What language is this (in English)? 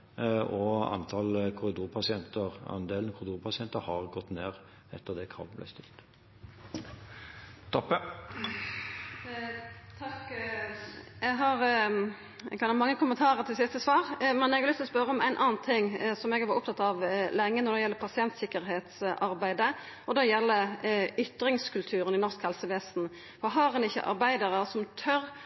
Norwegian